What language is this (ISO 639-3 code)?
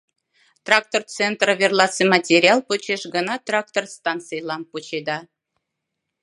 chm